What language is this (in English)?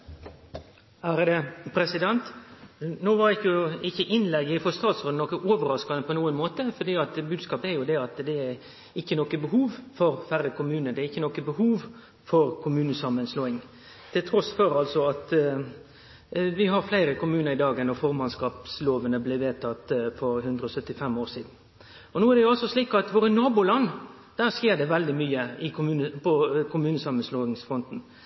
Norwegian Nynorsk